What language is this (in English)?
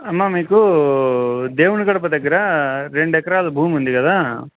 Telugu